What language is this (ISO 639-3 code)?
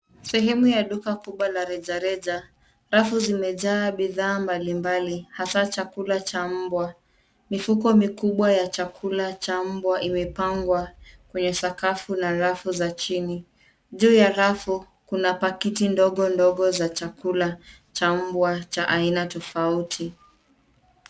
swa